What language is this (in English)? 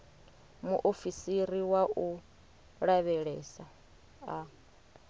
Venda